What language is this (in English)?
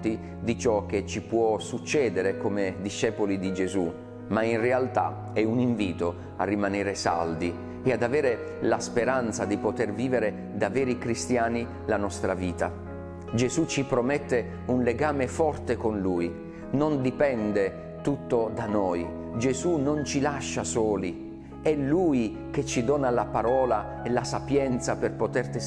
Italian